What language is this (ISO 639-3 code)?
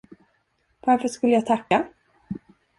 swe